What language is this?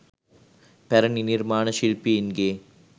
Sinhala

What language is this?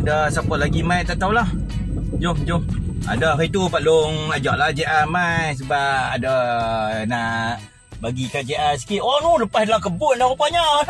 Malay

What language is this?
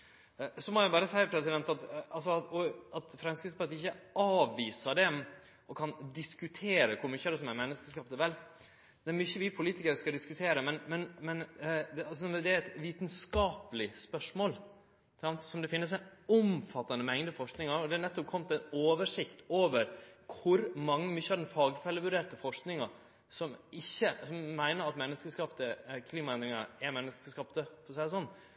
Norwegian Nynorsk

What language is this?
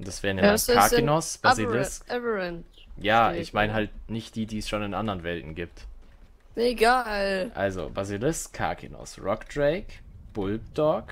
German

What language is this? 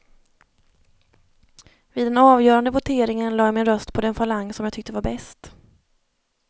Swedish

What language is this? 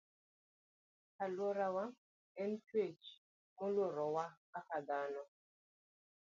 Luo (Kenya and Tanzania)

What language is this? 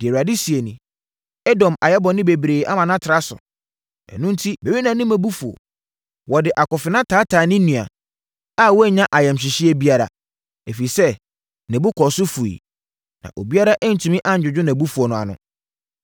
Akan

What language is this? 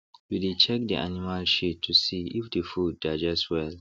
Nigerian Pidgin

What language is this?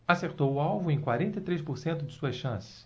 Portuguese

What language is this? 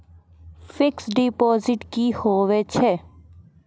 Maithili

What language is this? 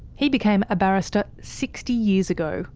English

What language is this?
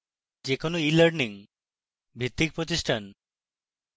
Bangla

